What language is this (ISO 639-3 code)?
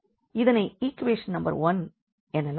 tam